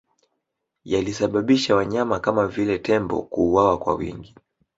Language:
Swahili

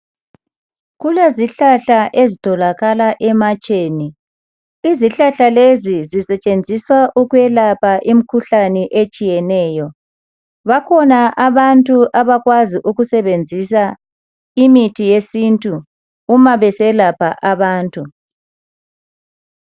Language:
North Ndebele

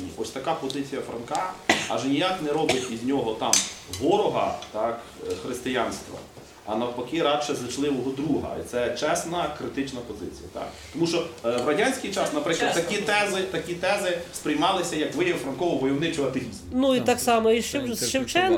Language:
Ukrainian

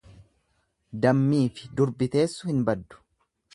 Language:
Oromo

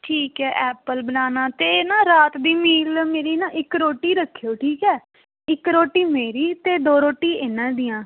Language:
Punjabi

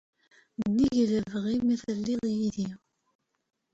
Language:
Kabyle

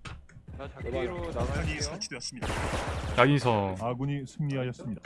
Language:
Korean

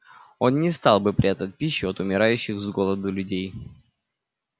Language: Russian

